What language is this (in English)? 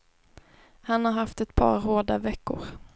Swedish